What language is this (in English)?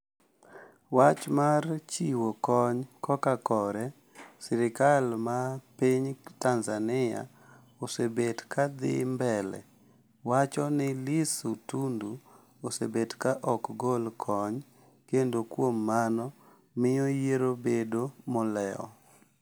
Luo (Kenya and Tanzania)